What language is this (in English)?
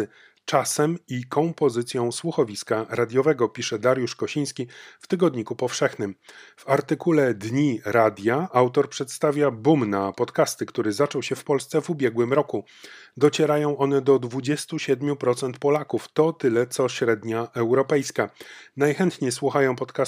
Polish